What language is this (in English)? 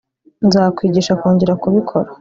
Kinyarwanda